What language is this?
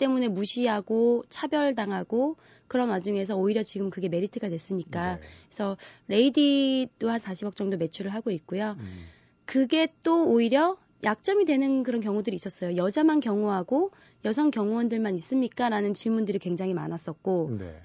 Korean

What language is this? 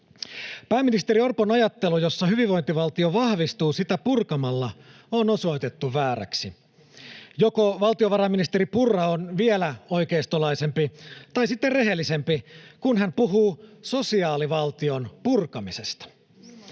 Finnish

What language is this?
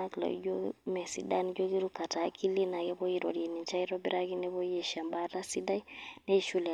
Masai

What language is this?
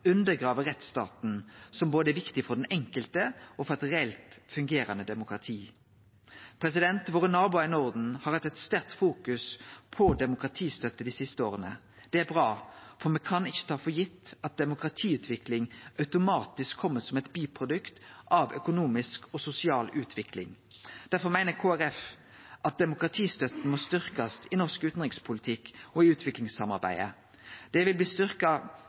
Norwegian Nynorsk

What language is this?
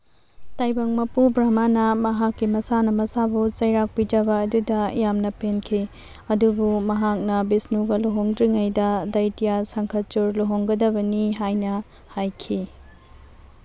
Manipuri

